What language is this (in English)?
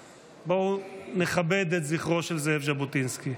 Hebrew